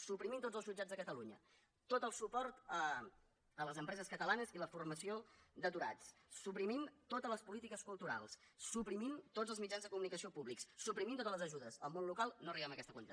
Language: Catalan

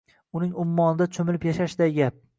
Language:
Uzbek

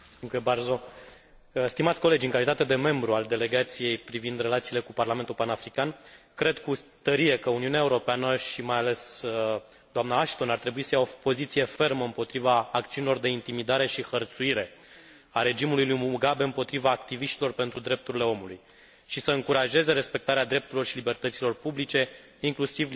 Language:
Romanian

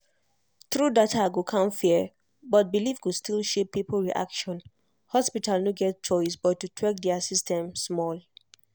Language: Nigerian Pidgin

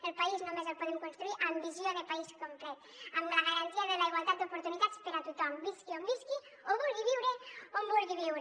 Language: Catalan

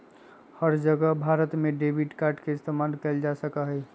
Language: Magahi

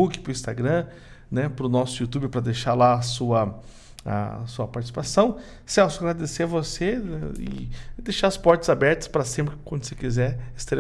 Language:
Portuguese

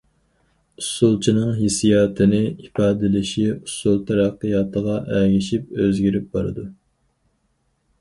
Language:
Uyghur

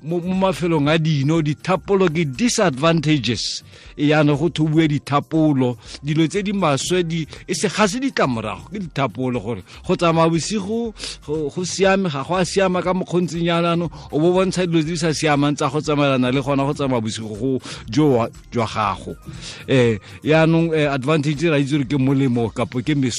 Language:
Filipino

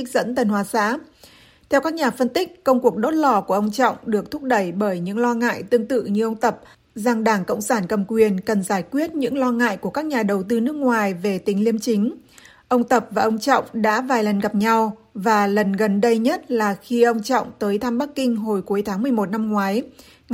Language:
Vietnamese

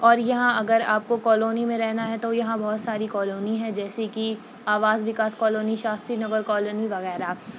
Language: Urdu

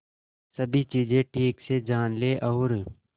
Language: Hindi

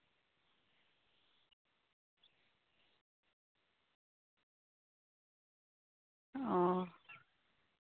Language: Santali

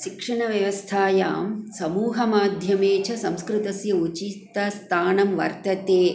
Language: Sanskrit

